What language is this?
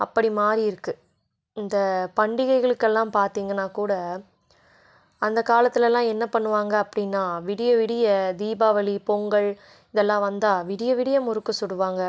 Tamil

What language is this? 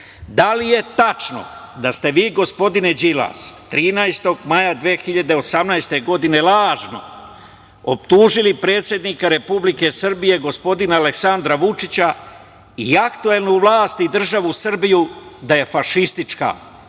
Serbian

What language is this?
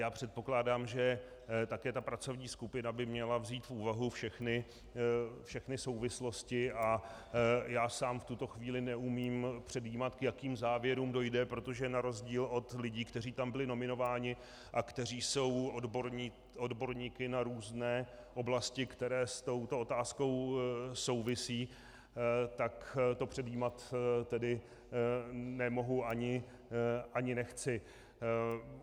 Czech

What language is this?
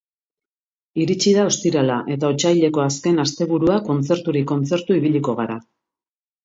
Basque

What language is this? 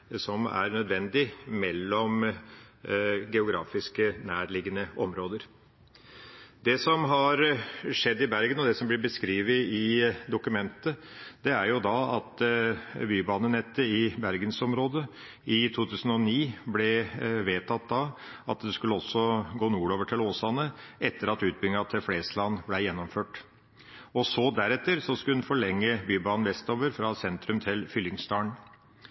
Norwegian Bokmål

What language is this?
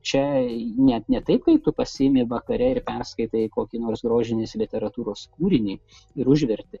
Lithuanian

